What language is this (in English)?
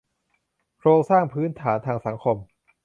Thai